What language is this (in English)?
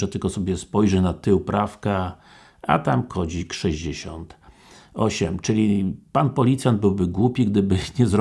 Polish